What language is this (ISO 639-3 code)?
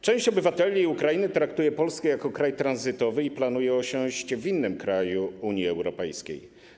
pol